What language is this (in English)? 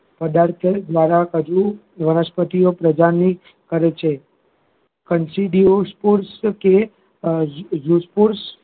Gujarati